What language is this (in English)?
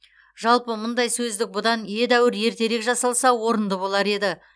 Kazakh